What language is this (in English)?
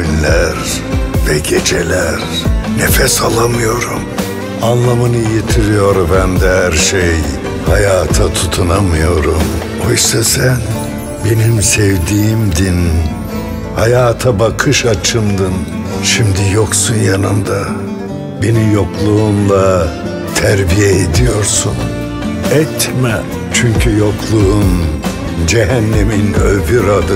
Turkish